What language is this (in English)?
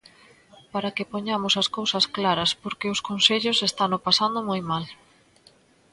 Galician